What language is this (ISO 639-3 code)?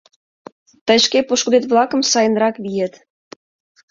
chm